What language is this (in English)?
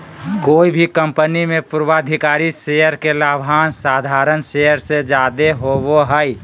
Magahi